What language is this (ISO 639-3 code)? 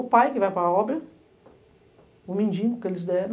por